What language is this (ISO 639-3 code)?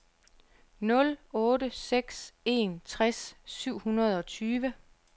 dan